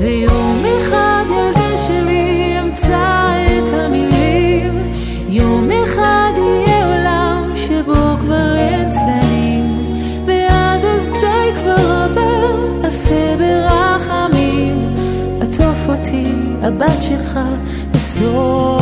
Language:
Hebrew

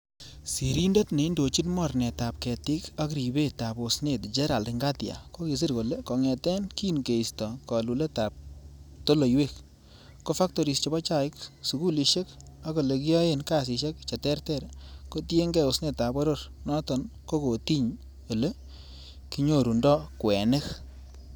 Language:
Kalenjin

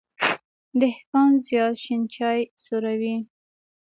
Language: Pashto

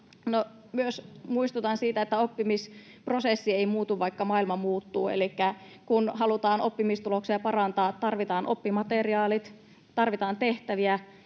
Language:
Finnish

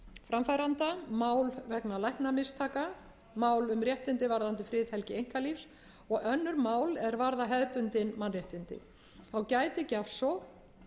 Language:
Icelandic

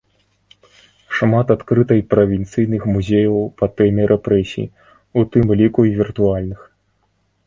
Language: Belarusian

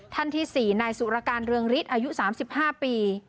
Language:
Thai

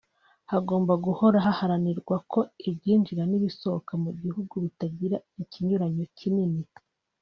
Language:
Kinyarwanda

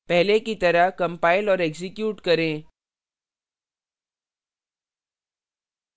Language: Hindi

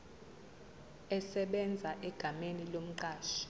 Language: Zulu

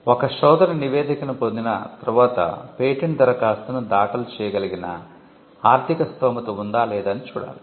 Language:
Telugu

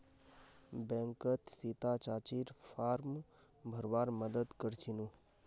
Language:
Magahi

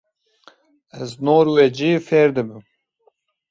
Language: Kurdish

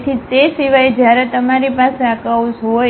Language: Gujarati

